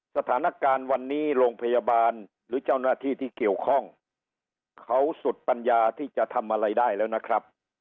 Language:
Thai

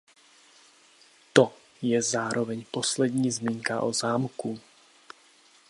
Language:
Czech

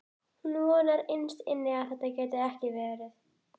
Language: Icelandic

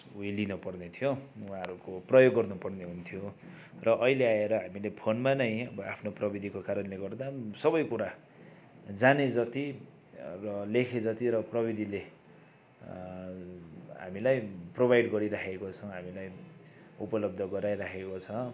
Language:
Nepali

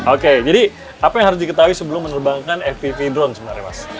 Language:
Indonesian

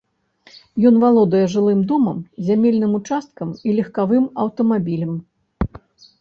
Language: Belarusian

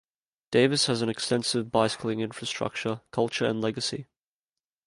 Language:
English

